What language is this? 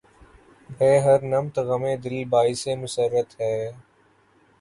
Urdu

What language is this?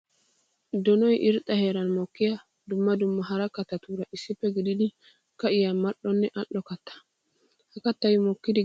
Wolaytta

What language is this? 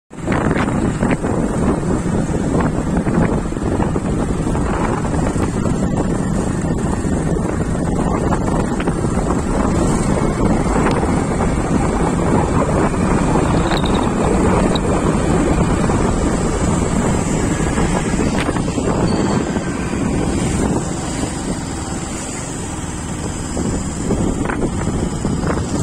English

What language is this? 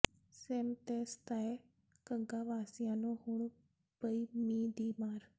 Punjabi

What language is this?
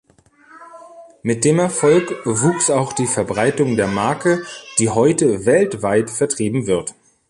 German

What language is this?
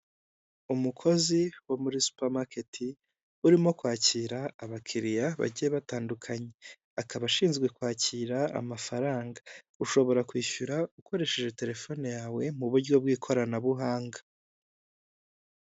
Kinyarwanda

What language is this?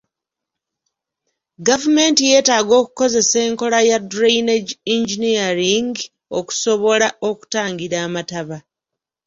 Ganda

